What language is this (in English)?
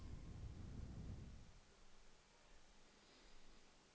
Danish